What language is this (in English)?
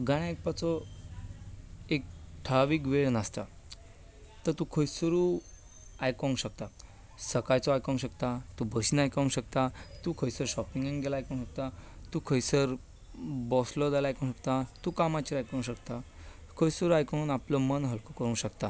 Konkani